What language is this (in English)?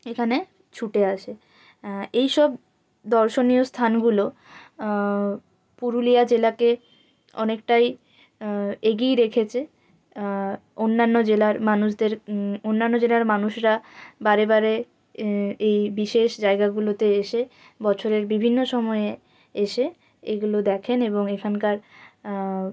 Bangla